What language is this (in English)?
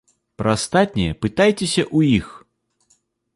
Belarusian